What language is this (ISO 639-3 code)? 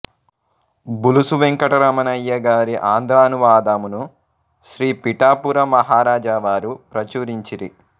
tel